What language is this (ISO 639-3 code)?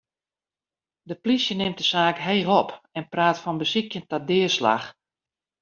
fry